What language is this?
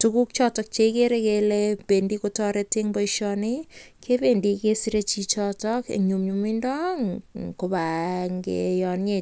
Kalenjin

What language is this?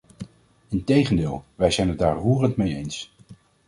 Dutch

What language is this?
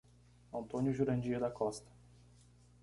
Portuguese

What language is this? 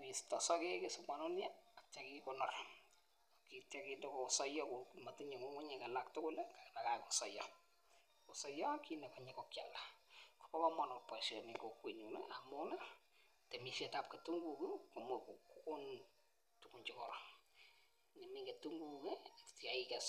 Kalenjin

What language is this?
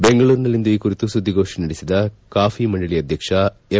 Kannada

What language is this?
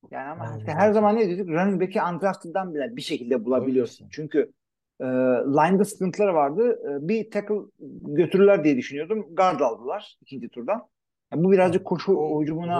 Turkish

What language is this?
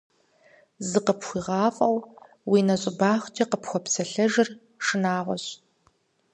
Kabardian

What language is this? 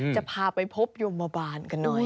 Thai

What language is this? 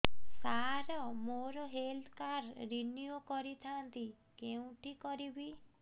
Odia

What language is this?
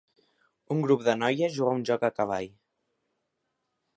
Catalan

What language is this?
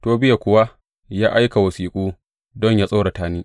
Hausa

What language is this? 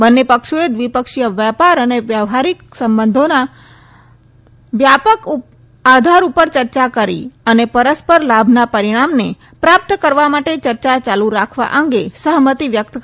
Gujarati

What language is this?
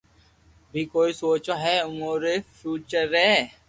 Loarki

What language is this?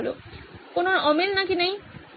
Bangla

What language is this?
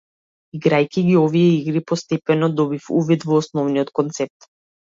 Macedonian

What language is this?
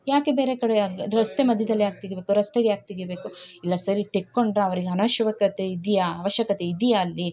Kannada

